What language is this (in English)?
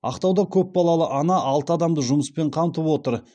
Kazakh